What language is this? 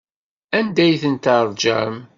Kabyle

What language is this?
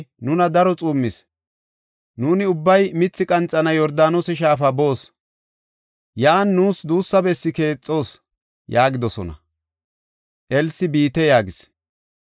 Gofa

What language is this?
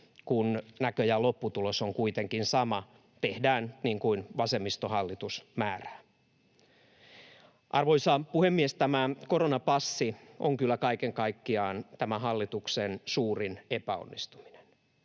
Finnish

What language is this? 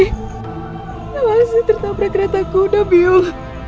Indonesian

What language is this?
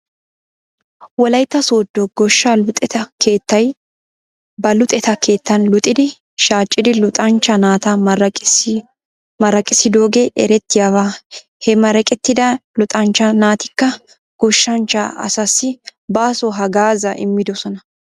Wolaytta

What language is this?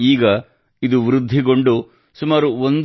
Kannada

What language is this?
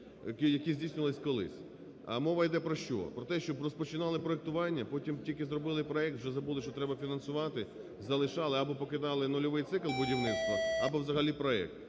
Ukrainian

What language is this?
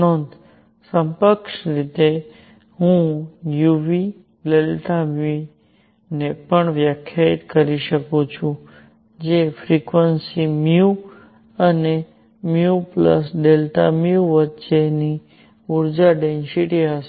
Gujarati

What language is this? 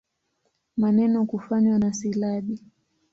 Swahili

